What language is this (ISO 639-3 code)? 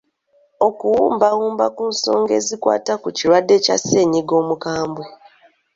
lug